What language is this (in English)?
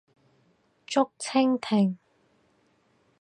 Cantonese